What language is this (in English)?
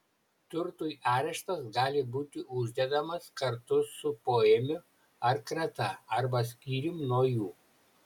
Lithuanian